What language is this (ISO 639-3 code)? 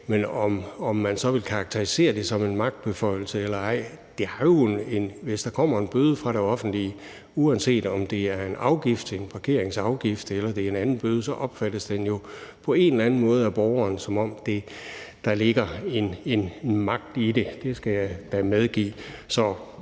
dan